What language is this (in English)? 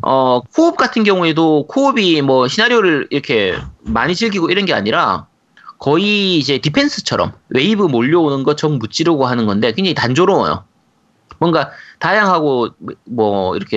Korean